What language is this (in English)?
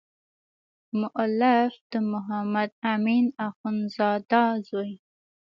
Pashto